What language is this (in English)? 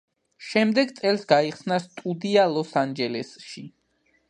Georgian